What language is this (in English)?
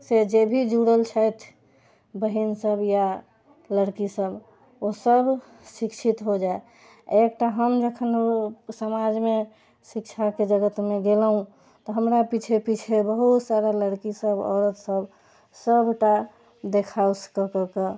Maithili